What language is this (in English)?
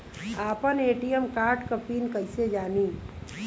Bhojpuri